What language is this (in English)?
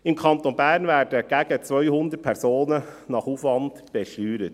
Swiss German